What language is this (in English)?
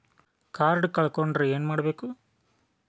Kannada